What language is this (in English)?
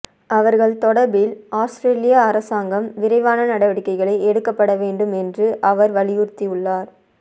Tamil